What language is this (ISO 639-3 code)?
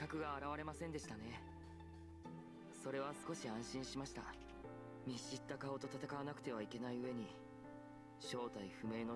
deu